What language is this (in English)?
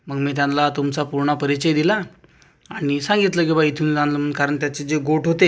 Marathi